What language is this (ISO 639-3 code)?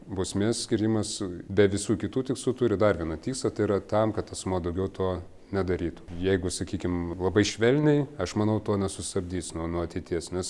lit